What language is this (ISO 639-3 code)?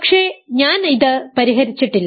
mal